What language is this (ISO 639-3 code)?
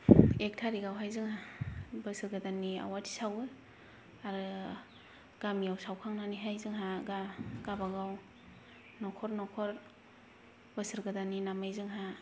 brx